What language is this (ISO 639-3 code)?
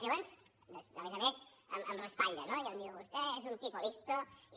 cat